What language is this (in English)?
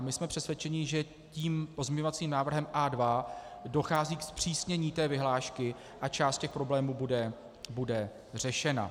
Czech